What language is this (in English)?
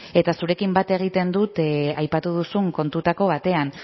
Basque